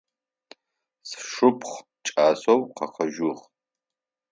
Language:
Adyghe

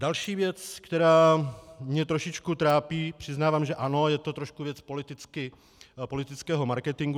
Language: Czech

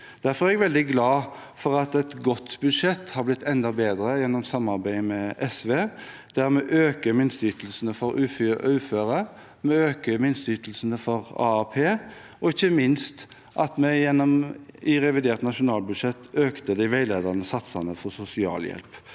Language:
Norwegian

